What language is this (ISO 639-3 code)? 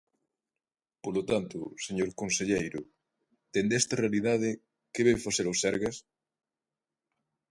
glg